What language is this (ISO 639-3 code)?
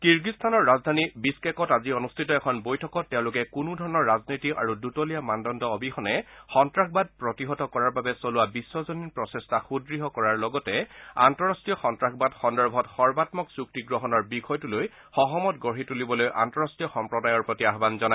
asm